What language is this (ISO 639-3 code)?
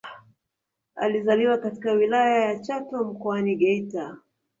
swa